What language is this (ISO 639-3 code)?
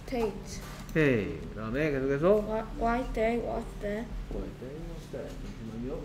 kor